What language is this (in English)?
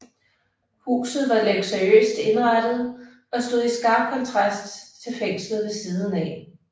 Danish